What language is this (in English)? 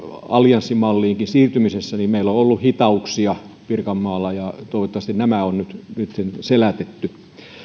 Finnish